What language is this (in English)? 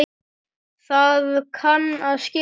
Icelandic